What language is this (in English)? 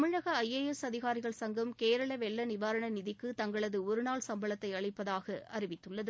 Tamil